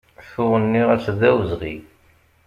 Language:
Kabyle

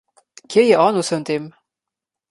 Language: Slovenian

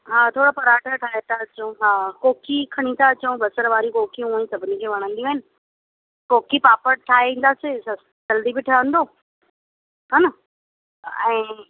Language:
Sindhi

